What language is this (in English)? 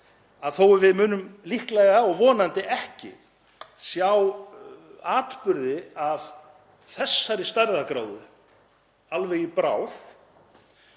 Icelandic